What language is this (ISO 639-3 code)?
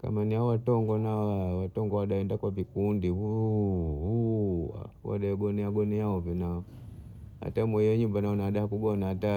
bou